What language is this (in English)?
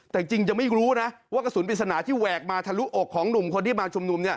Thai